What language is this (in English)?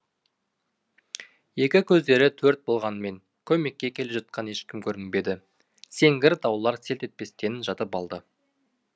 Kazakh